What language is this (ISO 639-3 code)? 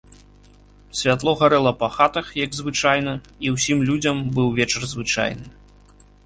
bel